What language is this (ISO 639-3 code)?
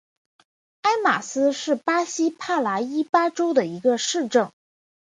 zho